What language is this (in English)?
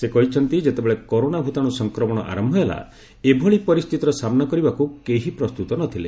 Odia